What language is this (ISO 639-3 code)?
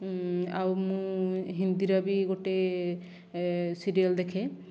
ori